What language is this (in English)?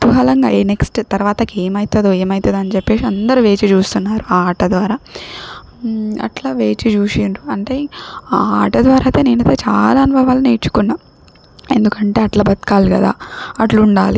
Telugu